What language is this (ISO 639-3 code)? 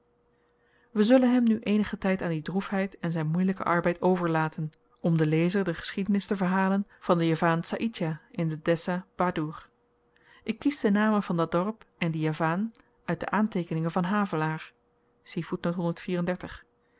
nld